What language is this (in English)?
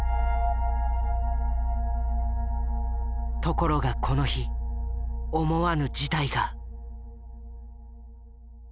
Japanese